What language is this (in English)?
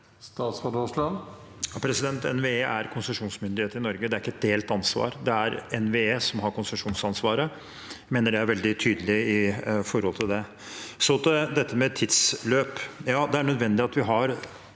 Norwegian